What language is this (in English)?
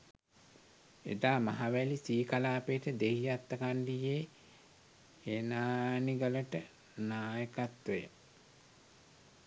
Sinhala